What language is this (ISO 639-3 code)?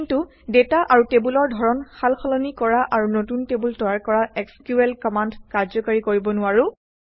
asm